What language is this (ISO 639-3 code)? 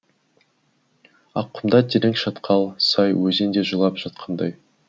kaz